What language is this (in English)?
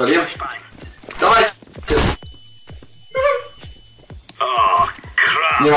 Polish